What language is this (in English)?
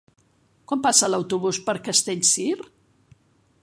Catalan